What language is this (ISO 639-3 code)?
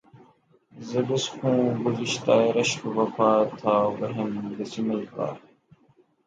urd